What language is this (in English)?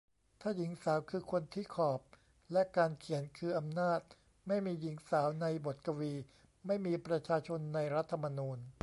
Thai